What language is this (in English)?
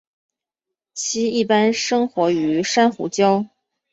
Chinese